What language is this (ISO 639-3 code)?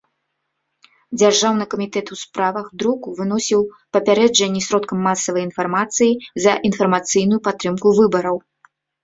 bel